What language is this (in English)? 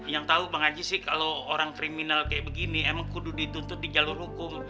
Indonesian